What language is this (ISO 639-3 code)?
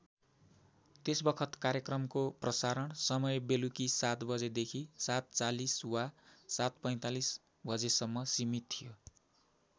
nep